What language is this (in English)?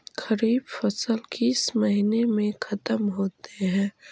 Magahi